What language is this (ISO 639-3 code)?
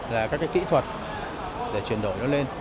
vie